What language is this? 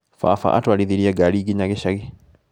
Kikuyu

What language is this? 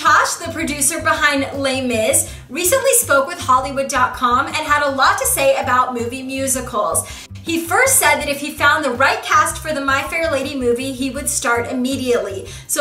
English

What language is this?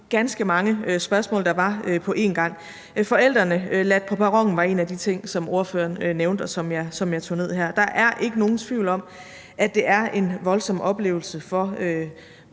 Danish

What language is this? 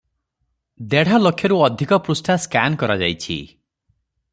Odia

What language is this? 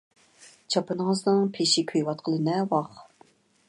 Uyghur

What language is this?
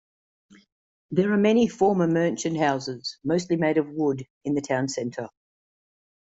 English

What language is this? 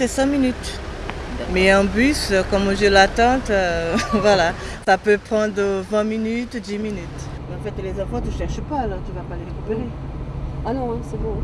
French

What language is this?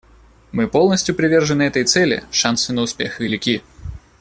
Russian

